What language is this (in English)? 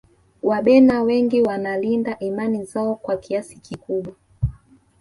Swahili